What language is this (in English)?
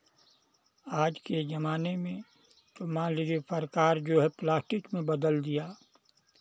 Hindi